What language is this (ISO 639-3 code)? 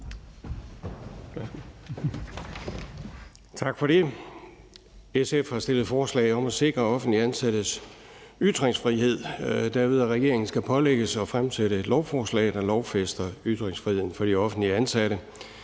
dan